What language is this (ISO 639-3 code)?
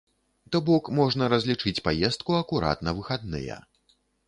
bel